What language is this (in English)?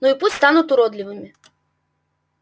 Russian